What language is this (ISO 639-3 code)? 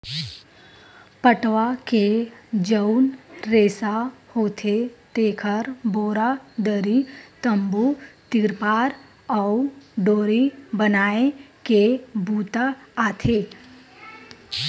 hne